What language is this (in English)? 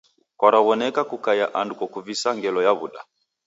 Taita